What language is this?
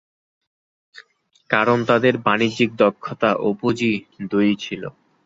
Bangla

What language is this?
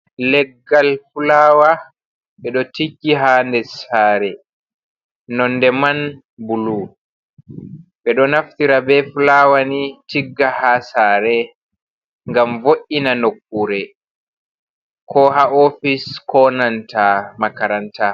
Fula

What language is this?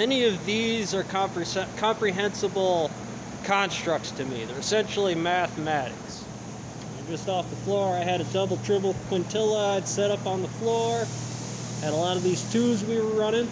English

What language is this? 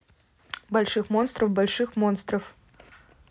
Russian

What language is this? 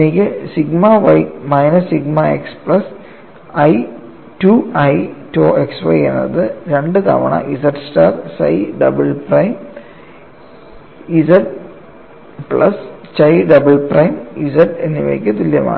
Malayalam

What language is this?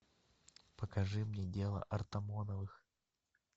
Russian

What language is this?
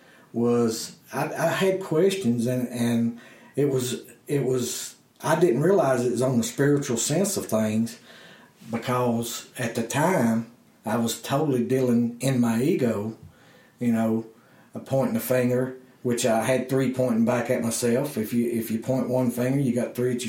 English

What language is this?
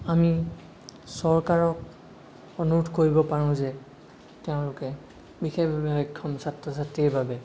Assamese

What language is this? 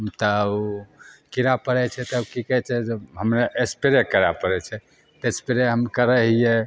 Maithili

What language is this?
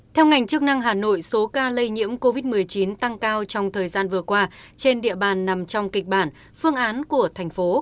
Vietnamese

